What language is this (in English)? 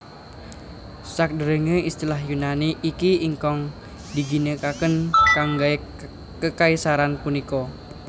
Javanese